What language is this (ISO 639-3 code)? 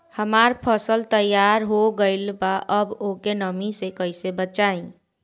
bho